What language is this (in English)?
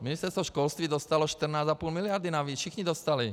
Czech